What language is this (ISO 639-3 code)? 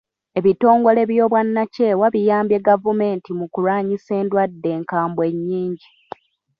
lug